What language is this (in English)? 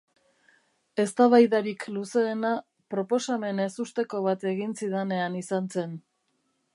Basque